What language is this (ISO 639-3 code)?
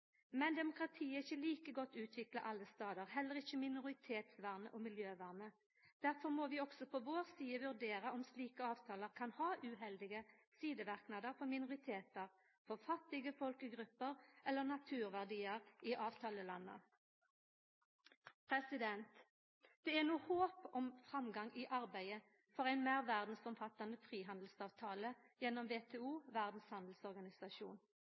nno